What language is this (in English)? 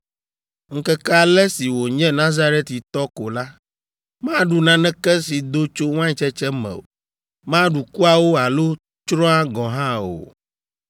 Ewe